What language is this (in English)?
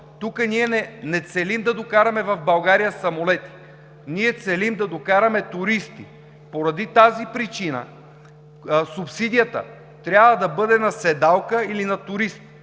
Bulgarian